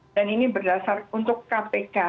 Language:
Indonesian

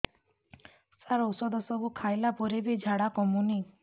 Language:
Odia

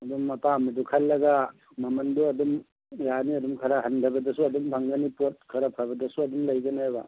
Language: Manipuri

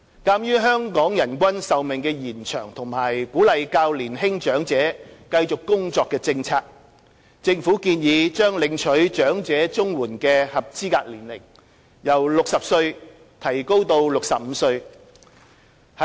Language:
Cantonese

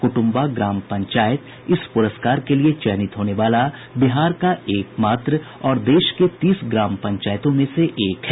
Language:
Hindi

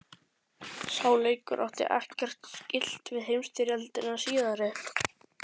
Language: Icelandic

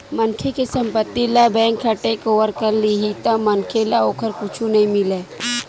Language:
Chhattisgarhi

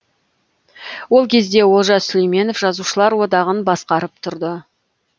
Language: Kazakh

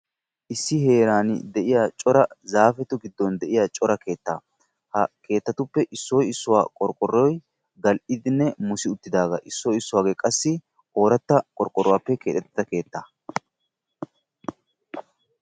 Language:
Wolaytta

